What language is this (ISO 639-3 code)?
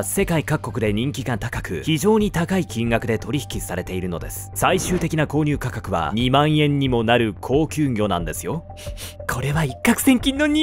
jpn